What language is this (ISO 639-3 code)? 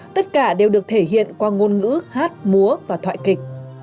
vie